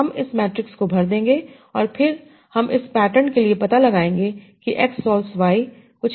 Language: Hindi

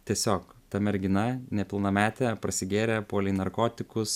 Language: Lithuanian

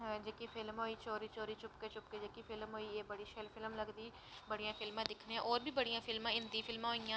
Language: Dogri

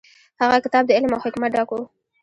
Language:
Pashto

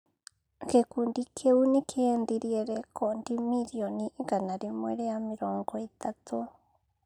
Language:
Kikuyu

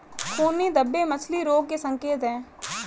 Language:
Hindi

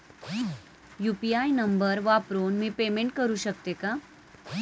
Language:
Marathi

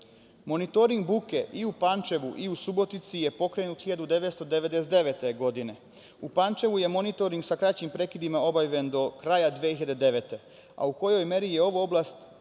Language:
Serbian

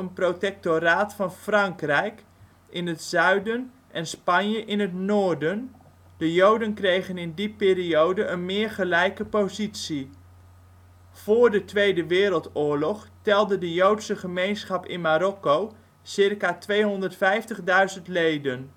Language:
Dutch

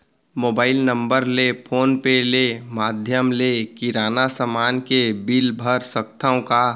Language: Chhattisgarhi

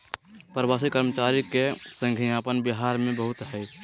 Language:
Magahi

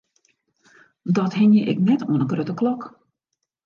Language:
Western Frisian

